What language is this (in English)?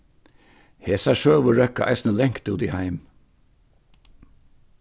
Faroese